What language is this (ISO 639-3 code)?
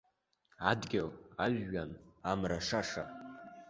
abk